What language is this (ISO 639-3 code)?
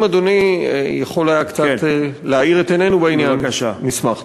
heb